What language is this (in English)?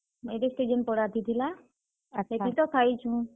Odia